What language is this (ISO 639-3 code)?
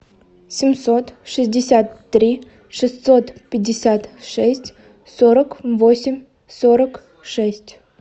rus